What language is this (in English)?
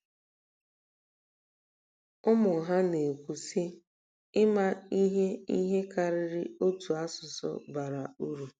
Igbo